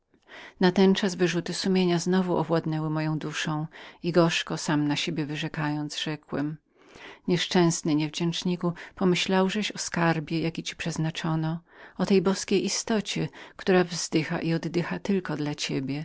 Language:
Polish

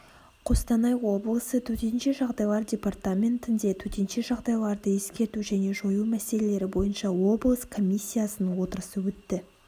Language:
Kazakh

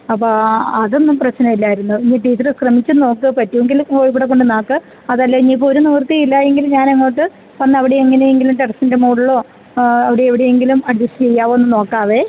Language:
Malayalam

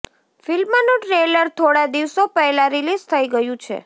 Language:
Gujarati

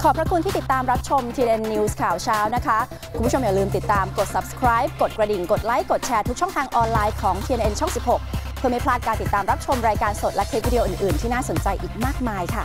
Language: Thai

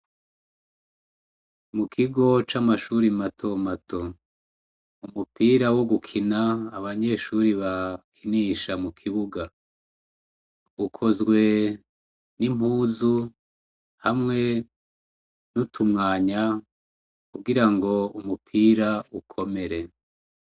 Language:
Rundi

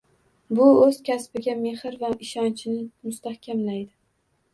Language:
Uzbek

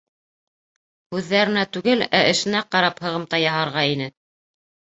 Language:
Bashkir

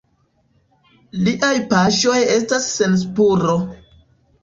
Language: Esperanto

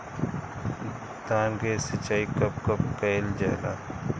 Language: Bhojpuri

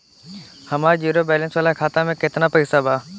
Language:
Bhojpuri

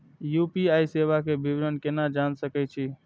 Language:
Maithili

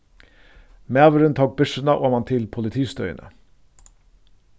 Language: Faroese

